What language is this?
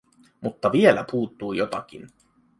Finnish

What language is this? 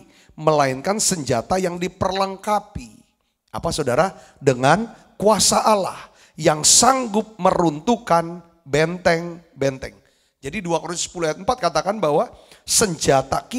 Indonesian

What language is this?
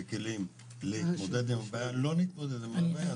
Hebrew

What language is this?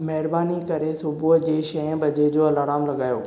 Sindhi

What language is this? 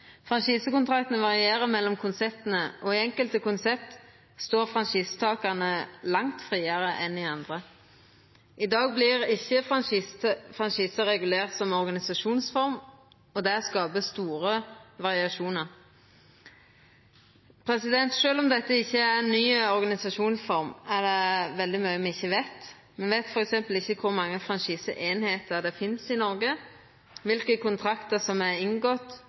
Norwegian Nynorsk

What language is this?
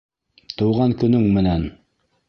Bashkir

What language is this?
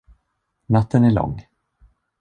Swedish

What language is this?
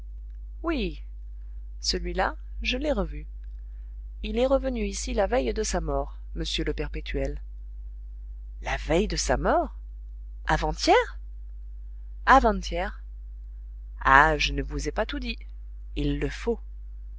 French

